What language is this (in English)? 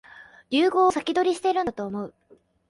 Japanese